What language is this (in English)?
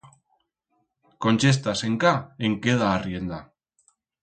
Aragonese